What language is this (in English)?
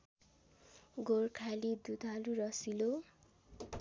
Nepali